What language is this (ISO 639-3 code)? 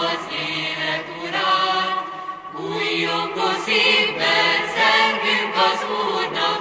hun